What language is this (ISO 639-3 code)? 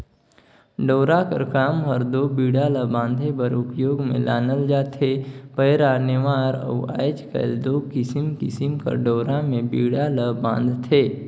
hne